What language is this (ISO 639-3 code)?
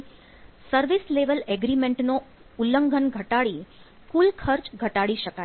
guj